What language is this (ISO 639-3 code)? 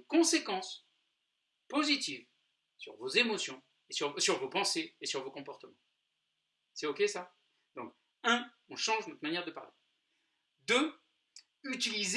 fra